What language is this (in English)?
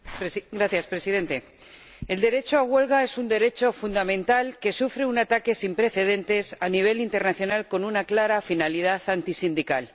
Spanish